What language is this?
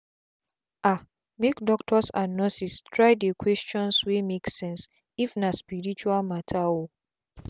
Nigerian Pidgin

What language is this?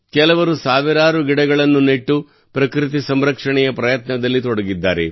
Kannada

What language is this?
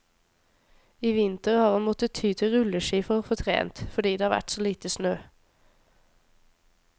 Norwegian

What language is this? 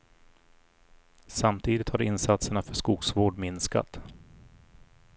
Swedish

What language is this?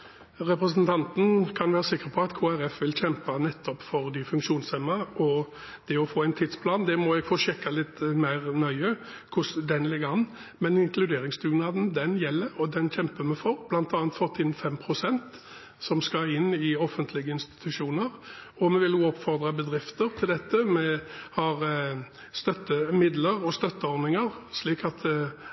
Norwegian Bokmål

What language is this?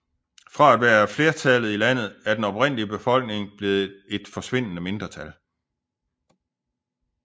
Danish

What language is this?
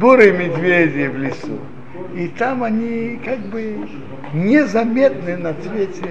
Russian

